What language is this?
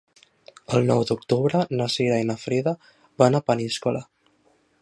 Catalan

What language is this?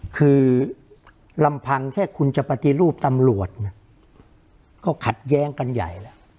Thai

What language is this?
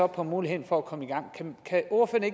Danish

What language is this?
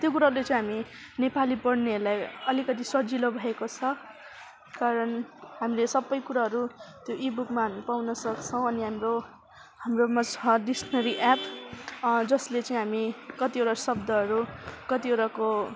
Nepali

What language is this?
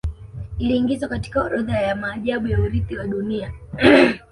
Swahili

